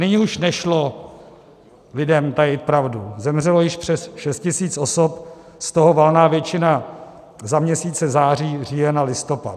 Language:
Czech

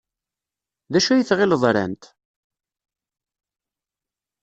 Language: Kabyle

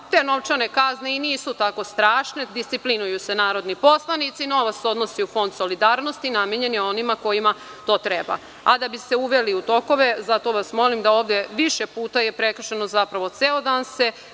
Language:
Serbian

